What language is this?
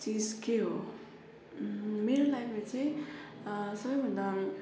Nepali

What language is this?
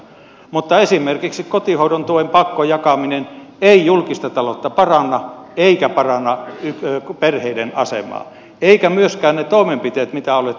Finnish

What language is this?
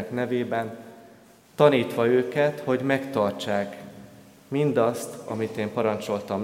Hungarian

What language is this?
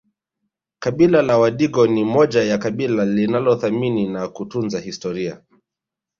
Swahili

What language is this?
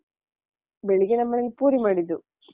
Kannada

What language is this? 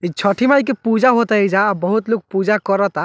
Bhojpuri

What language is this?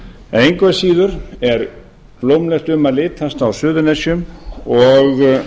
Icelandic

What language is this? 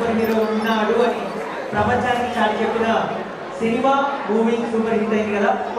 Arabic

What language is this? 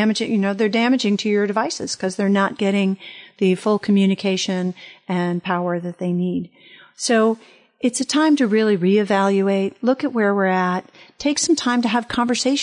English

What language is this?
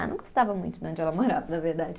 Portuguese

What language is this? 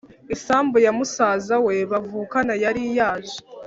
Kinyarwanda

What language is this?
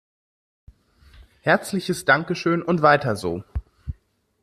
German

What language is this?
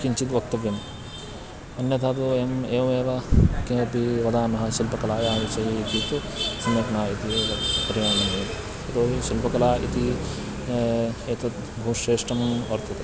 Sanskrit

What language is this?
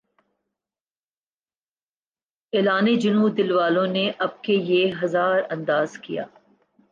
Urdu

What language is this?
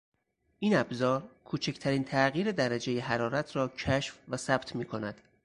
Persian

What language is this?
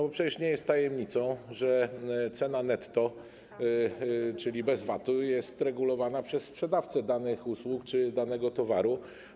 Polish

